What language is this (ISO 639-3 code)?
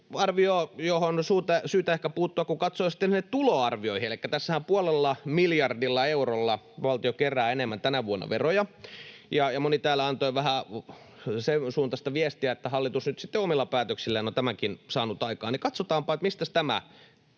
fin